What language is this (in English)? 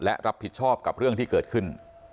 Thai